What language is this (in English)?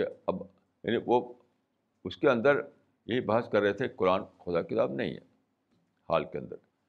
Urdu